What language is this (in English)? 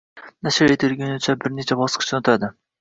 Uzbek